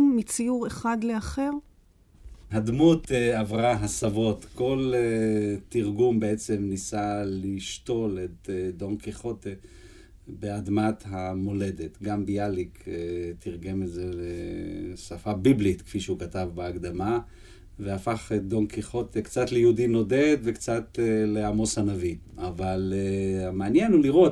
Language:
Hebrew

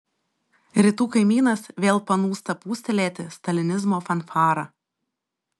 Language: Lithuanian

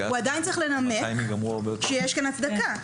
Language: Hebrew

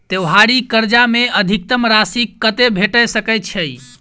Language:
Maithili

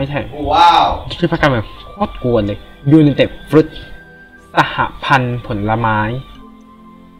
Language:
Thai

